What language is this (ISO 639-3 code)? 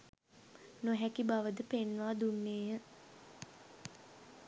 sin